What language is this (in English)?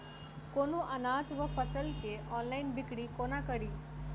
Maithili